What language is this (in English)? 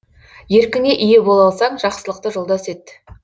Kazakh